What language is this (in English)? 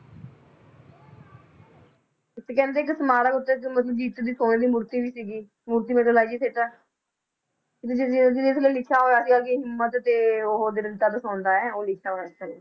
Punjabi